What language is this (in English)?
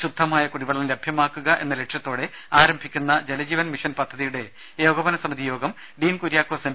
Malayalam